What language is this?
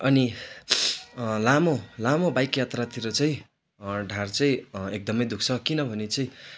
Nepali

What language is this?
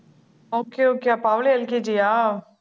Tamil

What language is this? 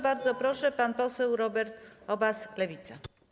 Polish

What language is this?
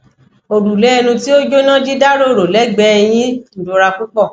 Yoruba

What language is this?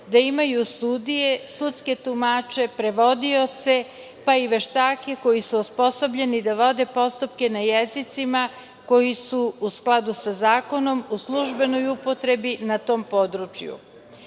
Serbian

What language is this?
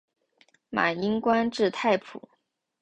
Chinese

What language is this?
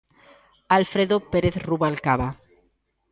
Galician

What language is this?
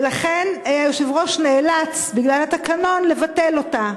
Hebrew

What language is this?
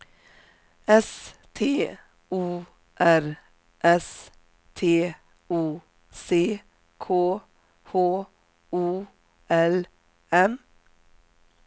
Swedish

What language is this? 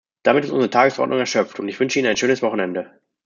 German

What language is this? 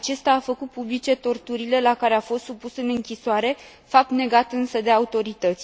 Romanian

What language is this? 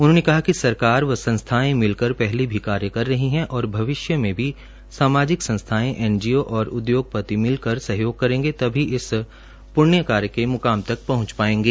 Hindi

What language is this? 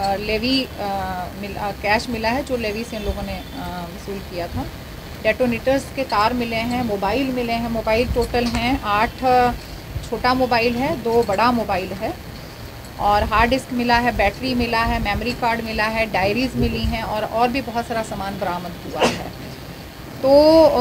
Hindi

